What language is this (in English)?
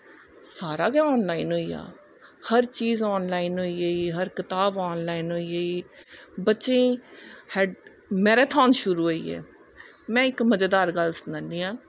Dogri